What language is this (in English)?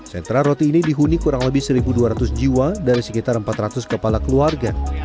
Indonesian